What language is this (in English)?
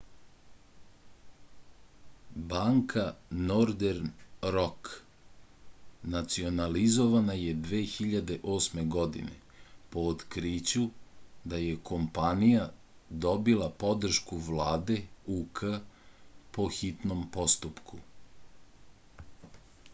Serbian